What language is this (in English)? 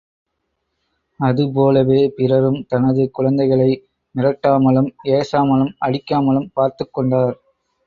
Tamil